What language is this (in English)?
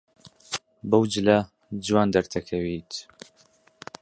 Central Kurdish